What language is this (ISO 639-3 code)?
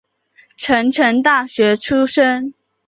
zho